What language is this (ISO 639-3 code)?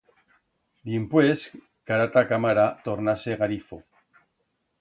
arg